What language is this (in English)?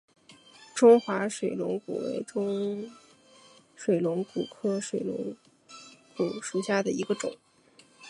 Chinese